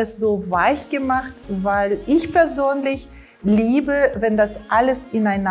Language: German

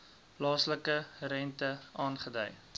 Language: Afrikaans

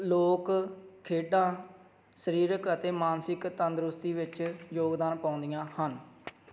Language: Punjabi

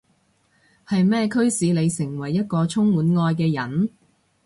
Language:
Cantonese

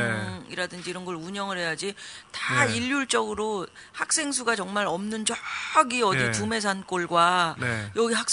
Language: Korean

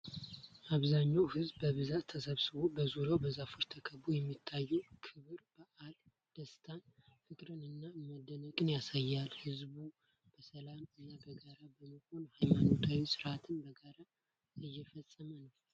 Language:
Amharic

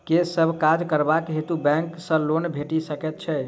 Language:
Maithili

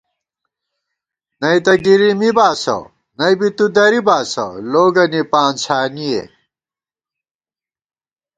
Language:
Gawar-Bati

